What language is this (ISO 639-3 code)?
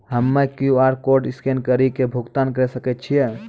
mai